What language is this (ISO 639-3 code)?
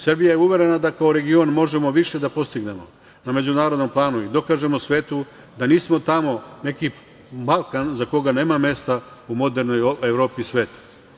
srp